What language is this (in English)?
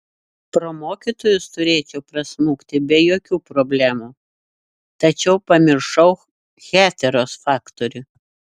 Lithuanian